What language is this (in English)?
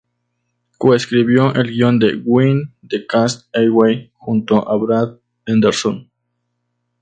Spanish